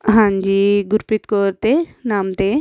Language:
Punjabi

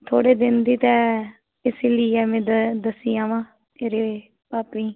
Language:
Dogri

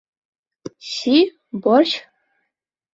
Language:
Bashkir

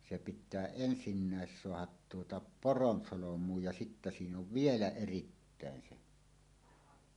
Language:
Finnish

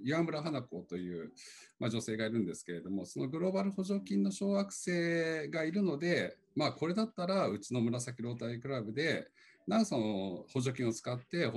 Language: Japanese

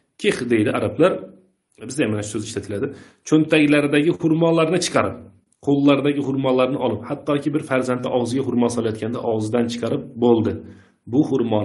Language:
Turkish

